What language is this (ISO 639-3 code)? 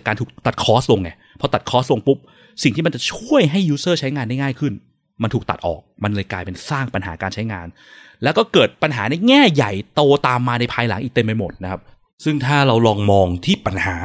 tha